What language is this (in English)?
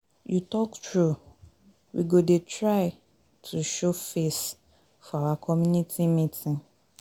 Nigerian Pidgin